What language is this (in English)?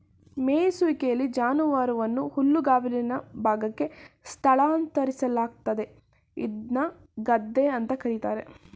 Kannada